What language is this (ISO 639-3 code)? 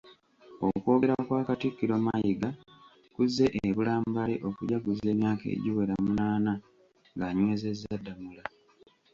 lug